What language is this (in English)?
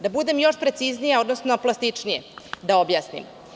Serbian